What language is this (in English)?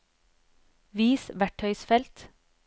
Norwegian